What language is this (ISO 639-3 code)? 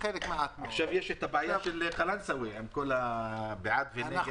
heb